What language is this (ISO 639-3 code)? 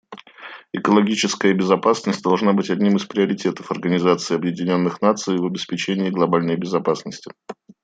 rus